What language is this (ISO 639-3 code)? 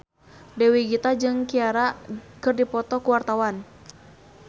sun